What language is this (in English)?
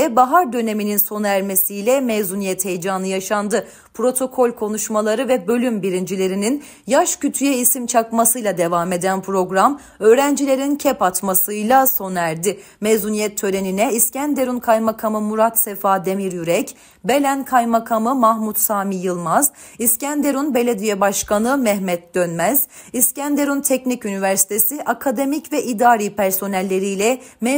Turkish